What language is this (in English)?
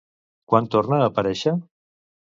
Catalan